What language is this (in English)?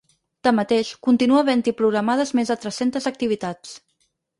Catalan